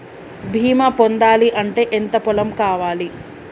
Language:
Telugu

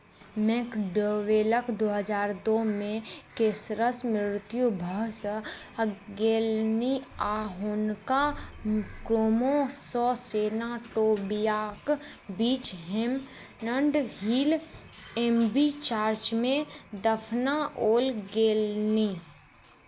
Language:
Maithili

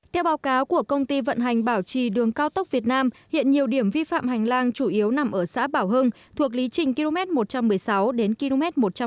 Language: Vietnamese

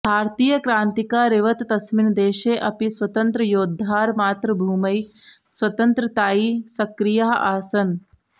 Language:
Sanskrit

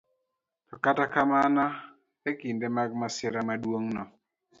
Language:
Luo (Kenya and Tanzania)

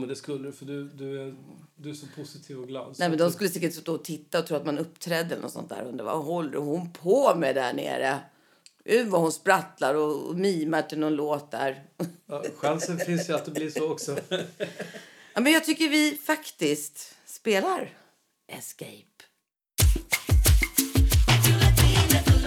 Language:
Swedish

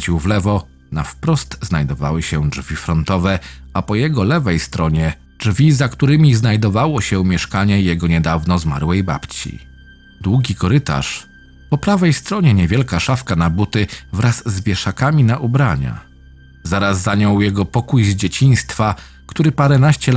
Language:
Polish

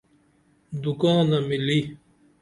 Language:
Dameli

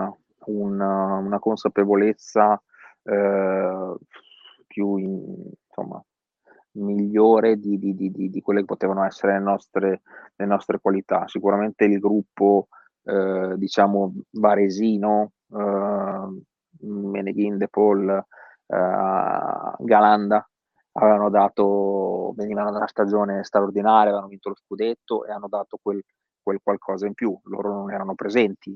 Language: Italian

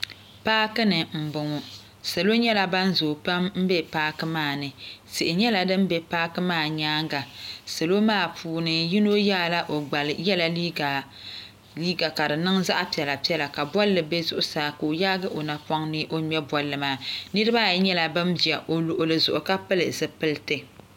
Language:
Dagbani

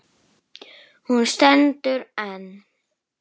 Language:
Icelandic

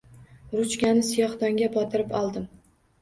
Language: Uzbek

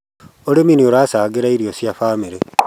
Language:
Kikuyu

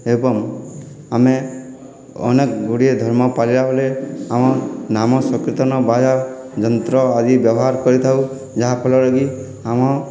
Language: Odia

